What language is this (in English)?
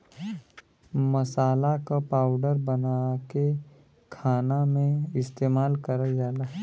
Bhojpuri